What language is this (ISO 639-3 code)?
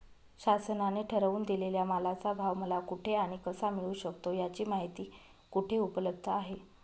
mar